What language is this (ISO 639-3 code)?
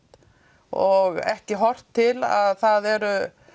isl